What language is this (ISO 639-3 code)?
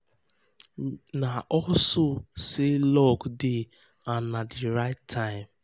pcm